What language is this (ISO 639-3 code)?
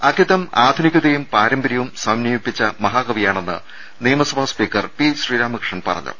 mal